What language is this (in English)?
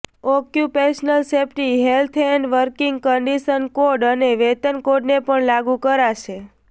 Gujarati